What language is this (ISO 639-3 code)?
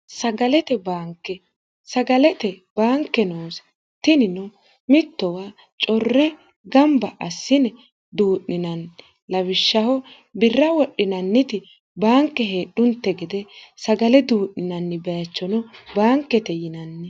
sid